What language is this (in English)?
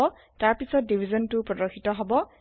Assamese